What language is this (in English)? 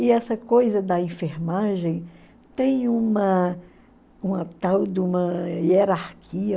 Portuguese